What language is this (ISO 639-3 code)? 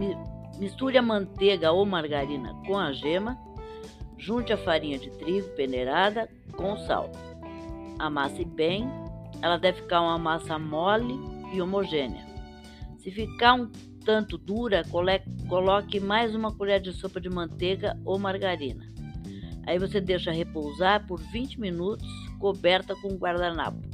por